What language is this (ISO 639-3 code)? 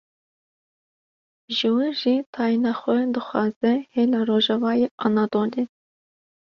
kur